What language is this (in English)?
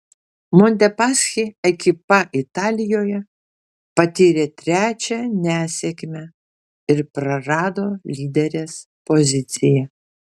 Lithuanian